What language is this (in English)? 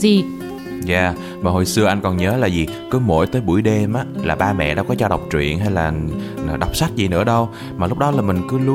Vietnamese